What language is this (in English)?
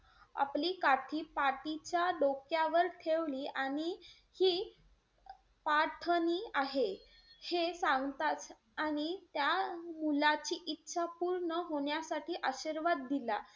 Marathi